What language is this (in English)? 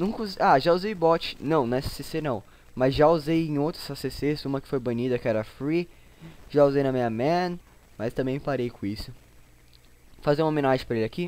Portuguese